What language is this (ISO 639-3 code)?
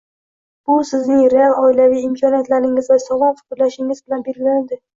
uzb